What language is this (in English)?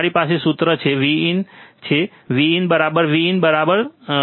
Gujarati